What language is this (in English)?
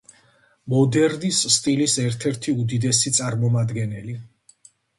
Georgian